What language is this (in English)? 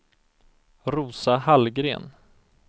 Swedish